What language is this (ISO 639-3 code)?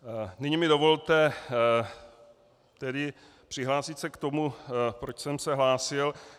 ces